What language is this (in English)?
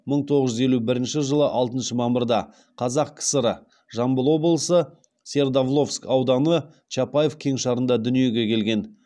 Kazakh